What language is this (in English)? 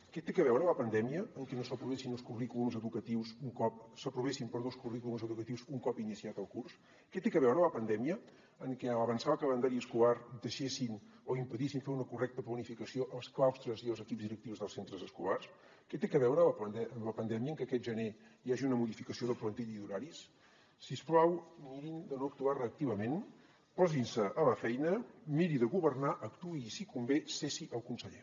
Catalan